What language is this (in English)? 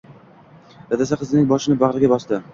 Uzbek